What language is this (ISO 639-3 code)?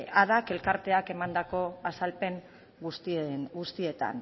eus